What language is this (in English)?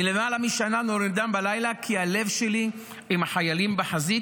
Hebrew